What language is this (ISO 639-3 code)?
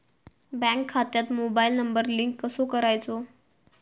mar